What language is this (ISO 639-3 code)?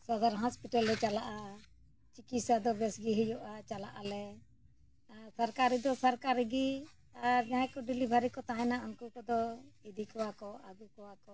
sat